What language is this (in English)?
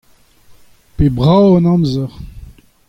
Breton